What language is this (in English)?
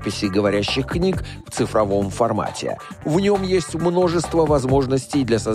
Russian